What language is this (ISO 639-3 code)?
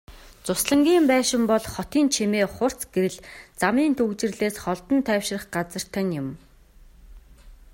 mon